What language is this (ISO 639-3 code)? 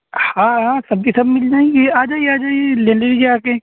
urd